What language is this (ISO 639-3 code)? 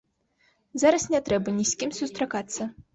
bel